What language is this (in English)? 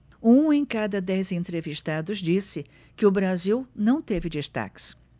Portuguese